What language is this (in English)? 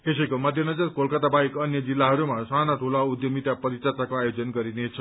Nepali